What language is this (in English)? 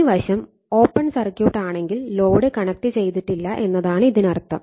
Malayalam